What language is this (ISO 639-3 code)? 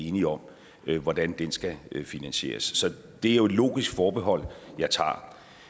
dan